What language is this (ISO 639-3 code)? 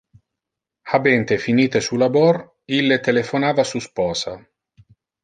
ina